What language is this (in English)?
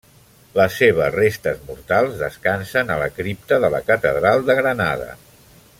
Catalan